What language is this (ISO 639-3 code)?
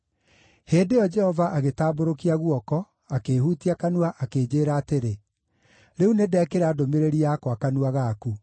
kik